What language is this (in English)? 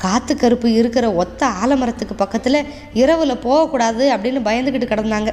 Tamil